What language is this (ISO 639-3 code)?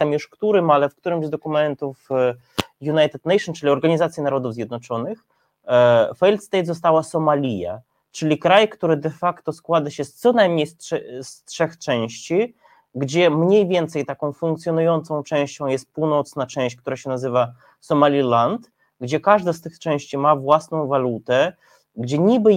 pol